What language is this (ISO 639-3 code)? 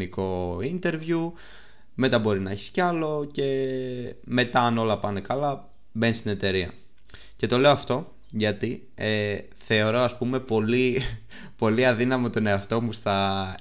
ell